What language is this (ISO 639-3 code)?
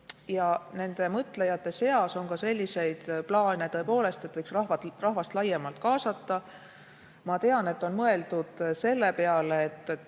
est